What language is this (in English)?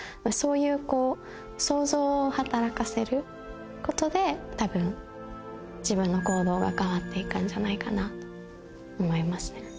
Japanese